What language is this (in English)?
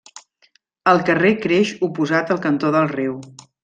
Catalan